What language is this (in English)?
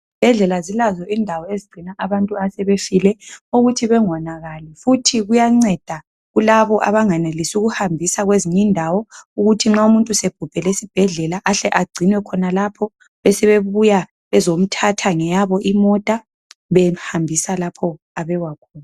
North Ndebele